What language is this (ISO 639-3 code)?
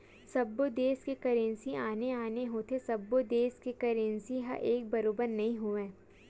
hne